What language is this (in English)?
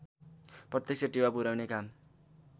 Nepali